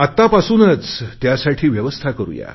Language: Marathi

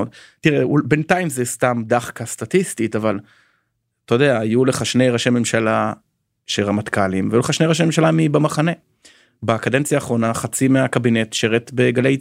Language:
Hebrew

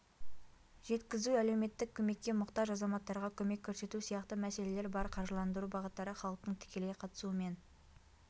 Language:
Kazakh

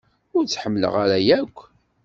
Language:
Kabyle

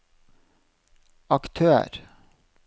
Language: Norwegian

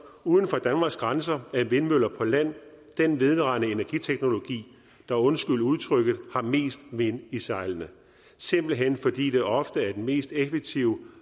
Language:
Danish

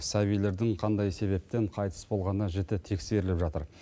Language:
Kazakh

